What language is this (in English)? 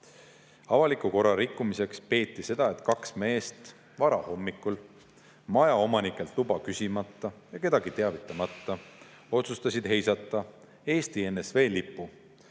Estonian